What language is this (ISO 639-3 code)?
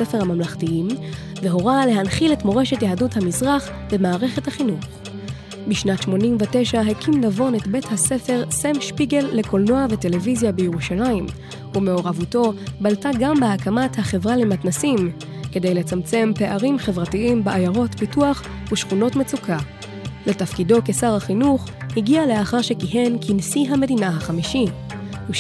heb